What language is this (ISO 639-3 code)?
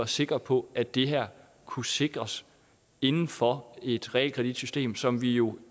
dan